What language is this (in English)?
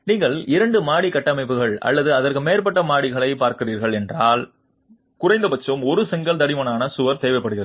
Tamil